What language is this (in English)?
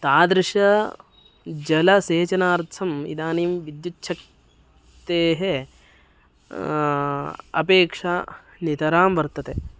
Sanskrit